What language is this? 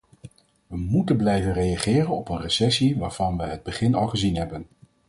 Dutch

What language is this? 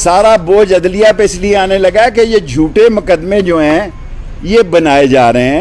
Urdu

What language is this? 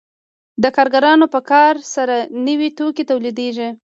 Pashto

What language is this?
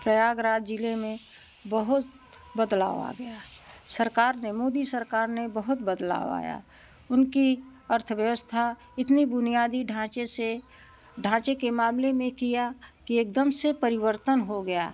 Hindi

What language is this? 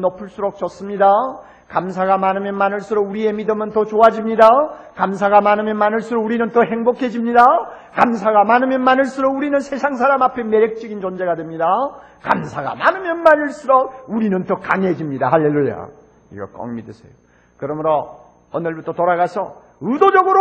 Korean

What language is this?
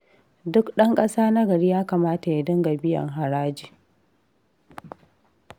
Hausa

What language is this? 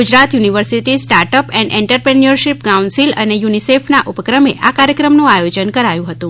Gujarati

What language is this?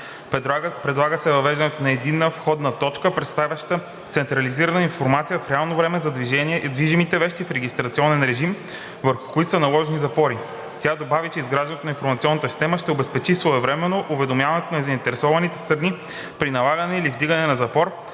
Bulgarian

